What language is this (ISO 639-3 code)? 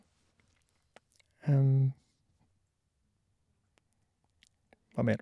nor